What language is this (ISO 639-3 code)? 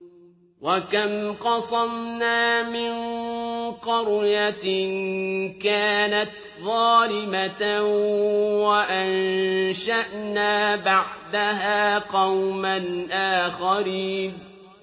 ara